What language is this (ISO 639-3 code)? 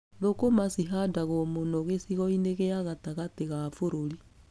kik